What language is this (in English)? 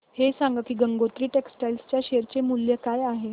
Marathi